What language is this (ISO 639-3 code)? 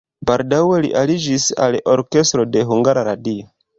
epo